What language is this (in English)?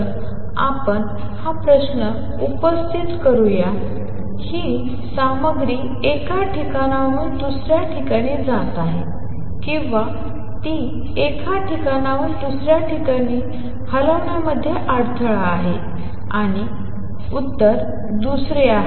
Marathi